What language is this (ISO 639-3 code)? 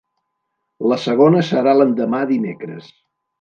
cat